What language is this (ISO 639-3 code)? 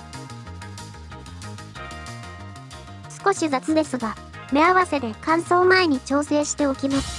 jpn